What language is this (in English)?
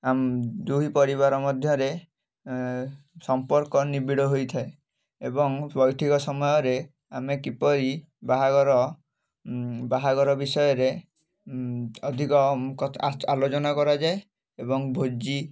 Odia